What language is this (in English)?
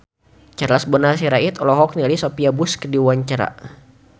Sundanese